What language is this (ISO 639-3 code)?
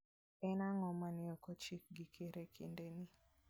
luo